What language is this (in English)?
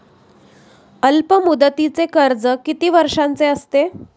Marathi